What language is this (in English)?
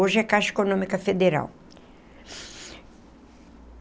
Portuguese